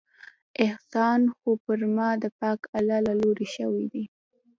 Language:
Pashto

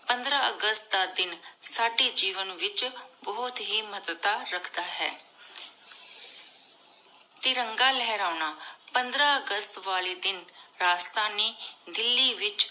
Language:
Punjabi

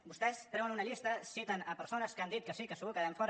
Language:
Catalan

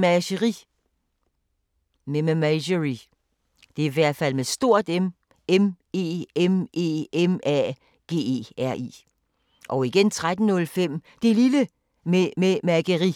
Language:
Danish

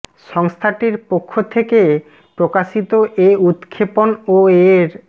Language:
Bangla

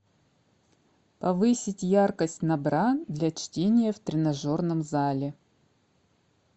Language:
Russian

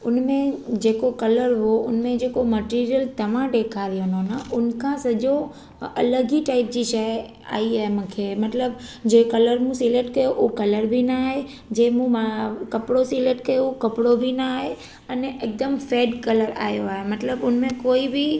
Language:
Sindhi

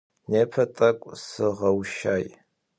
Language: Adyghe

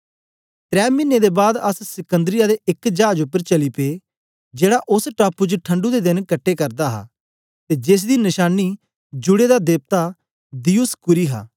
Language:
Dogri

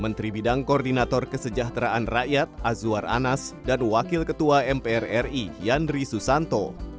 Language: Indonesian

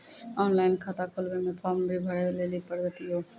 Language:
Maithili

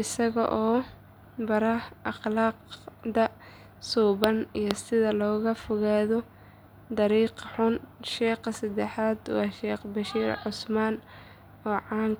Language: Somali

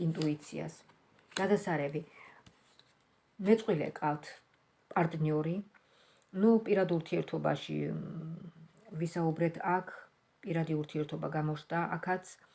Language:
Russian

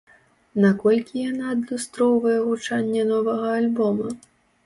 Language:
Belarusian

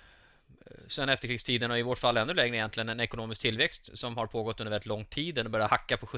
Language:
Swedish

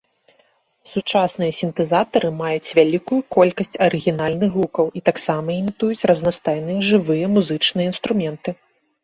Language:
Belarusian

